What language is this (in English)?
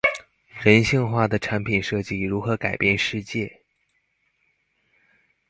Chinese